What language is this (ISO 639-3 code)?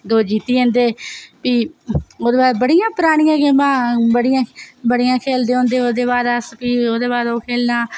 doi